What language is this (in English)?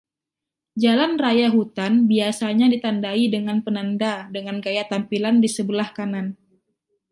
Indonesian